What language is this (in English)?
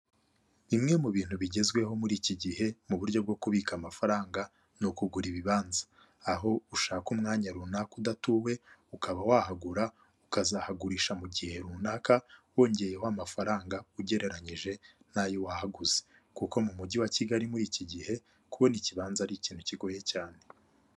Kinyarwanda